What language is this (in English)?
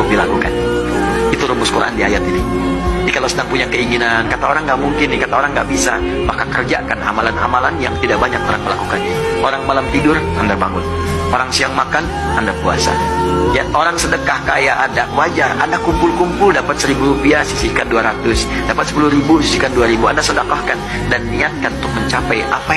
Indonesian